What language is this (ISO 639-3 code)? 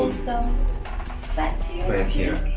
eng